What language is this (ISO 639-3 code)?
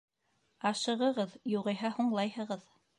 bak